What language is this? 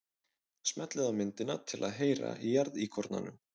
Icelandic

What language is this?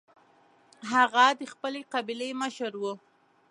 Pashto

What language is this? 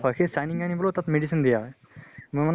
Assamese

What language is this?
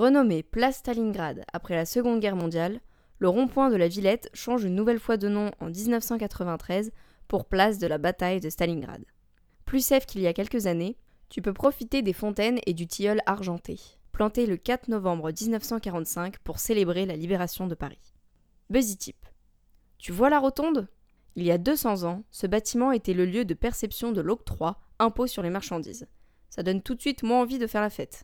French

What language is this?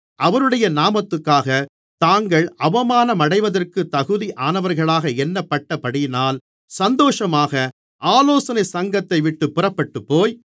Tamil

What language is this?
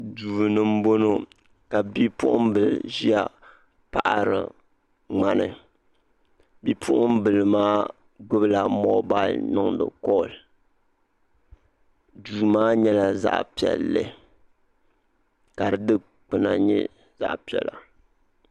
Dagbani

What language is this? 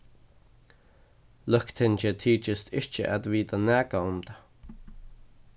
Faroese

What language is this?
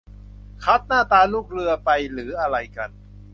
Thai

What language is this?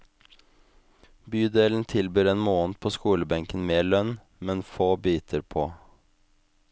Norwegian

